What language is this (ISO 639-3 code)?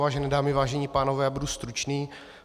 ces